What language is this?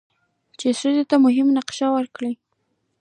Pashto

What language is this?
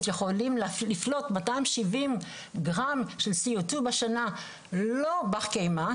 Hebrew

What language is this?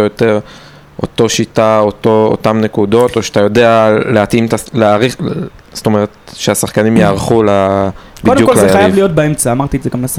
Hebrew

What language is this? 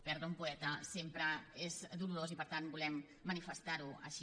Catalan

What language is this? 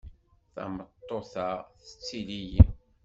Kabyle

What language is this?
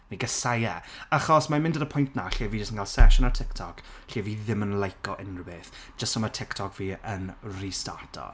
Welsh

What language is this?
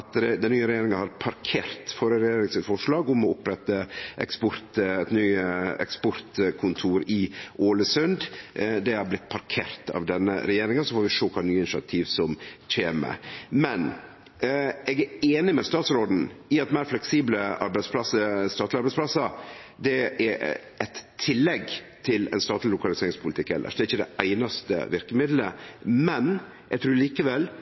Norwegian Nynorsk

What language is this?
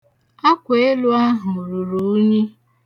Igbo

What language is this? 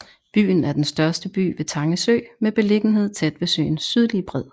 Danish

